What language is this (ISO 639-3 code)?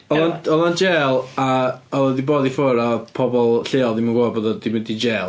cym